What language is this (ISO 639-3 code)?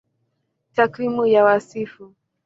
swa